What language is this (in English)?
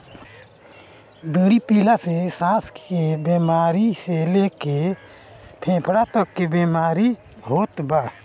Bhojpuri